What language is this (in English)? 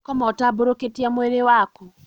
Kikuyu